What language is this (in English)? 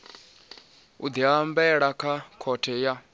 Venda